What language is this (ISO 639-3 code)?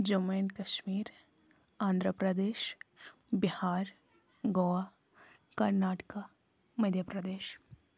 kas